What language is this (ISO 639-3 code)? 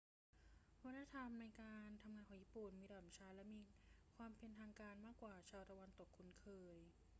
tha